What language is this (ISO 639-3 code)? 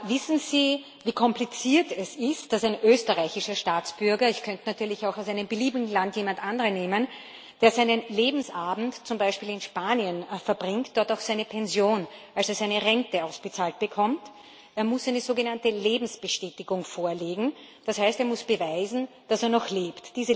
deu